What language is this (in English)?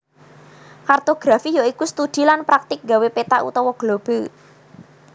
Javanese